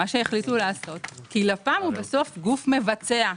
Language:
Hebrew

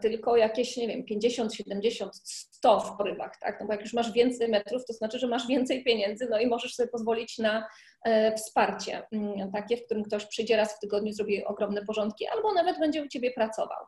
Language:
Polish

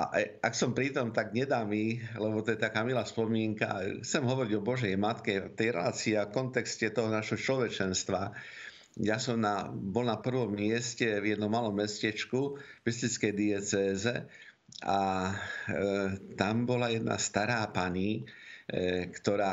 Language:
Slovak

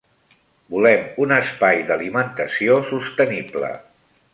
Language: Catalan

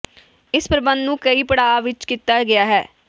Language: Punjabi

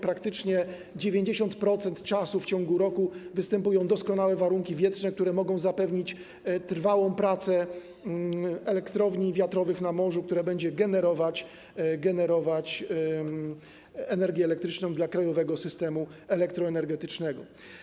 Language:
Polish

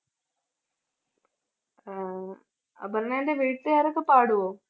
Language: Malayalam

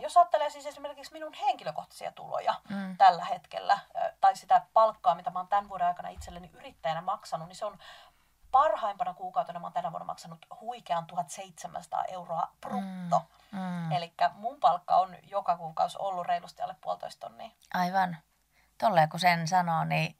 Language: Finnish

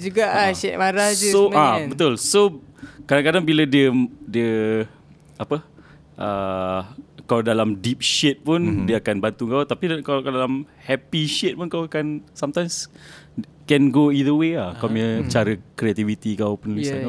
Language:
Malay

